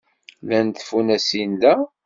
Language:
Kabyle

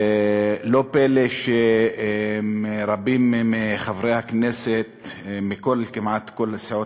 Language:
Hebrew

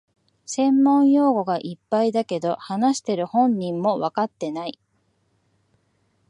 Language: Japanese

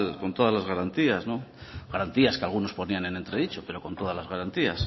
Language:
Spanish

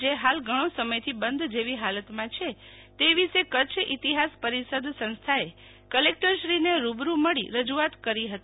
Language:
Gujarati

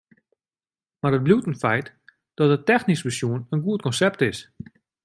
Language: Western Frisian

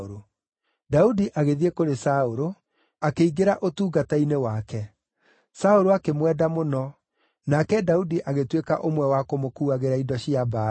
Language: Kikuyu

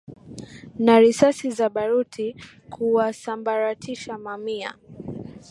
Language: Swahili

